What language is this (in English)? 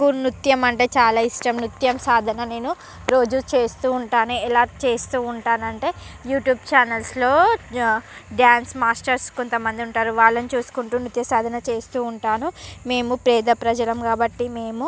Telugu